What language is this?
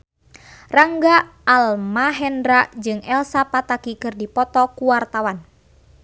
Sundanese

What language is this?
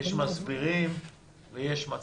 Hebrew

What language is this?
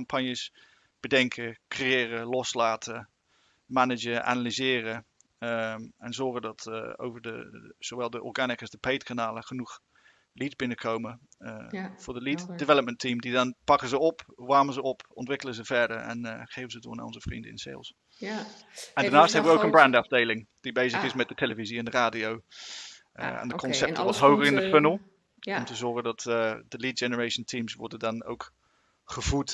Dutch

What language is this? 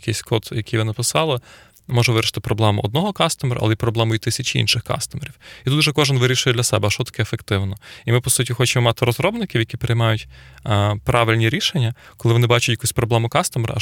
Ukrainian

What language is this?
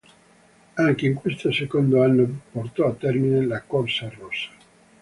Italian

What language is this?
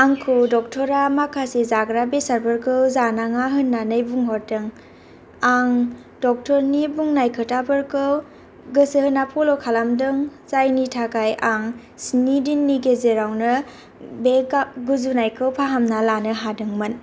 Bodo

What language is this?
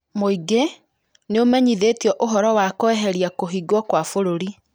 Kikuyu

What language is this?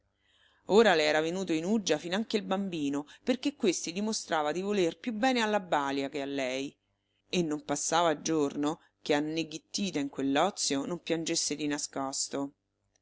Italian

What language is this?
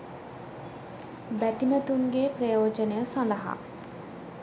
Sinhala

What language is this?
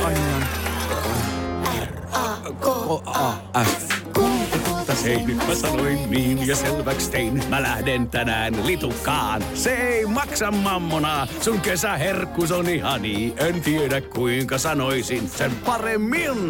Finnish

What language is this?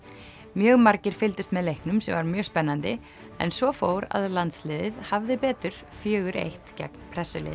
Icelandic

